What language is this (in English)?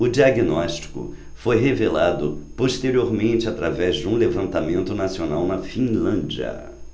Portuguese